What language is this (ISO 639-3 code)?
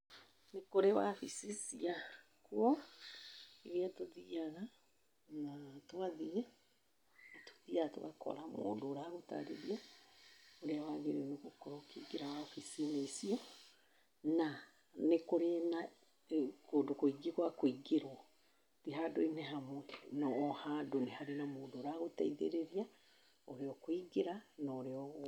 kik